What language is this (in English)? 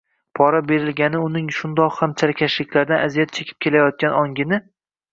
Uzbek